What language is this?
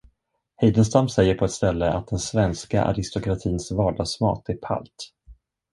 Swedish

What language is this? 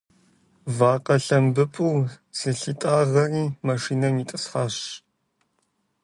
Kabardian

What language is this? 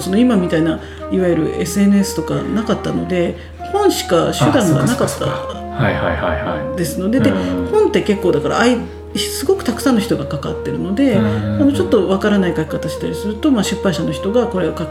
Japanese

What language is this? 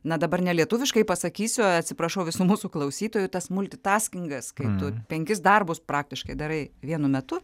Lithuanian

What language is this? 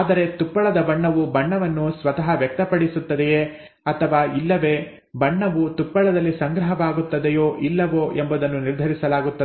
Kannada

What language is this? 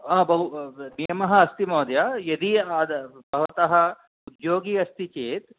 Sanskrit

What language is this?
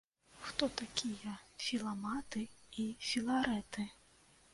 Belarusian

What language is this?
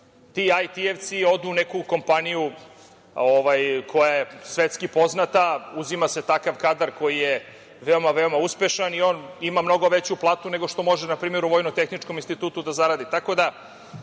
Serbian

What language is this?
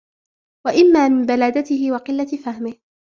Arabic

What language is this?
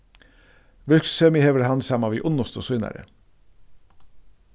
Faroese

